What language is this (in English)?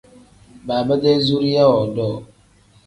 Tem